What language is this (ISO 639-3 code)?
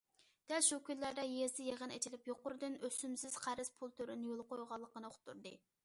uig